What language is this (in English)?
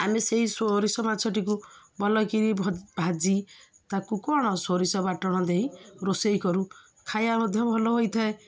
Odia